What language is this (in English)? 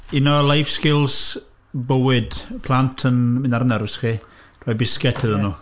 Welsh